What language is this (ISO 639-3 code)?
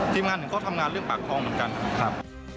tha